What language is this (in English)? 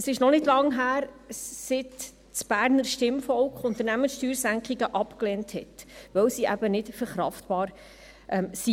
Swiss German